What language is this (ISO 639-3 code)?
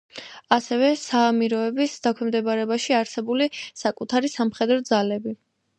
kat